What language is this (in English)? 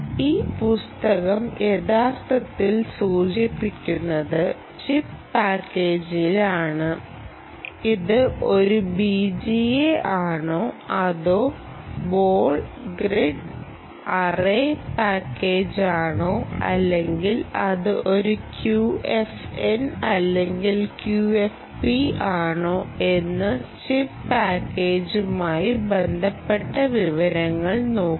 Malayalam